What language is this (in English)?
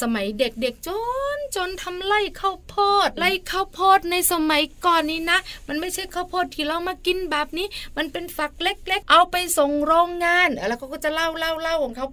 Thai